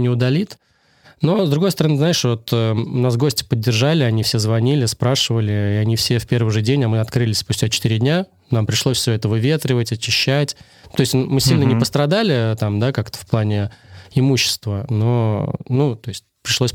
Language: Russian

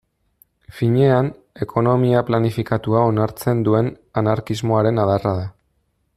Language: Basque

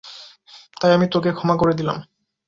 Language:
Bangla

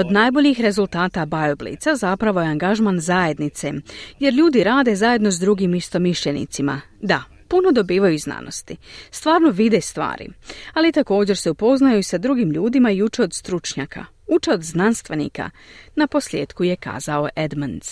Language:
Croatian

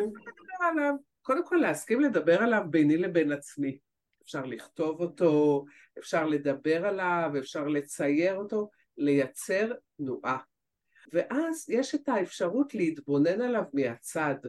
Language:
Hebrew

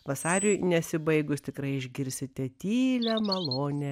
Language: Lithuanian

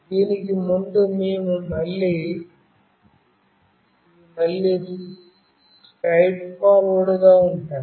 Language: Telugu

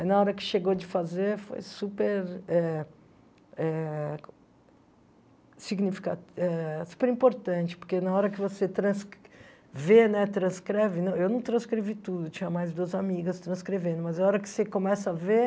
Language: Portuguese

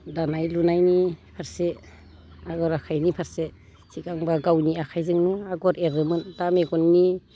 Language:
Bodo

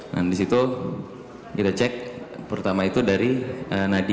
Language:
Indonesian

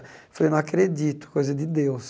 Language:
Portuguese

